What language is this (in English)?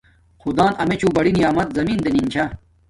Domaaki